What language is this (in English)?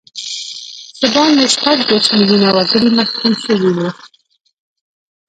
Pashto